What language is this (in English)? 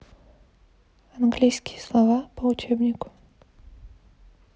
Russian